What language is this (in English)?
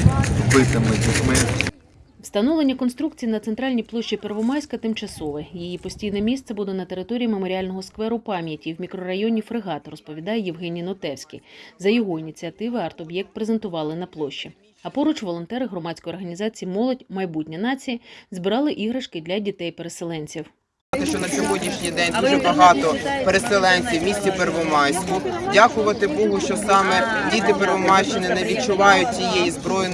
Ukrainian